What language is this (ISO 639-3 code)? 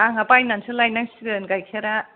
brx